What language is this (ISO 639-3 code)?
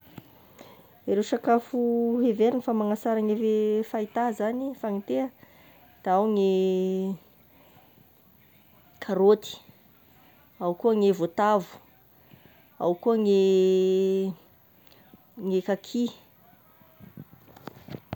tkg